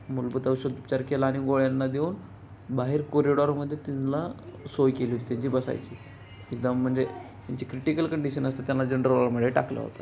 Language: Marathi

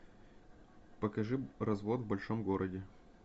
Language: Russian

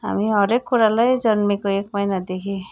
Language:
Nepali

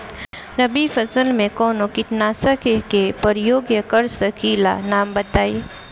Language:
Bhojpuri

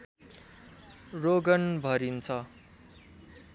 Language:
Nepali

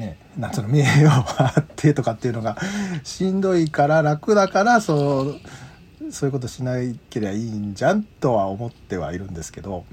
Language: Japanese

